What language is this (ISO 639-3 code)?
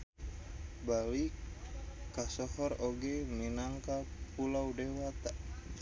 sun